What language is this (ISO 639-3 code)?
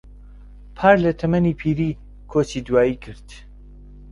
ckb